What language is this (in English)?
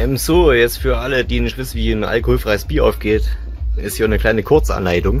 German